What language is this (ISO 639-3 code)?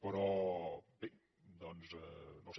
cat